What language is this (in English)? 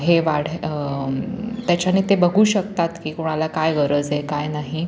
Marathi